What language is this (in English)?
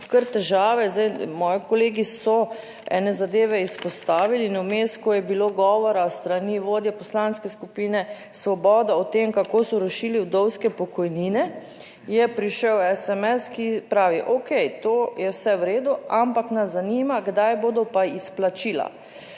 Slovenian